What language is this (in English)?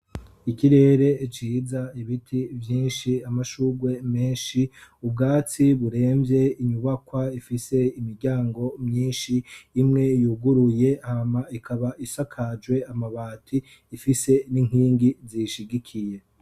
Rundi